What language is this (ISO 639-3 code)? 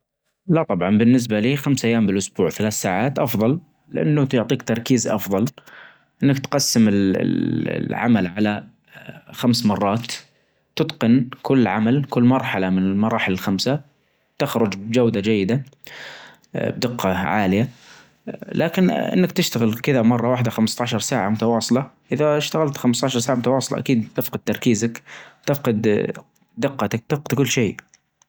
ars